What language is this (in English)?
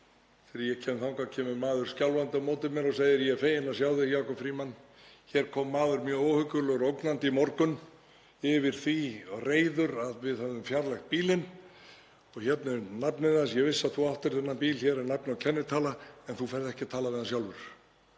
Icelandic